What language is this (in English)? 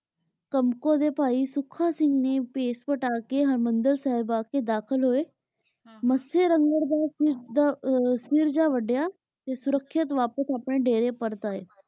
Punjabi